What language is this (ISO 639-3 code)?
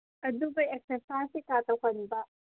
mni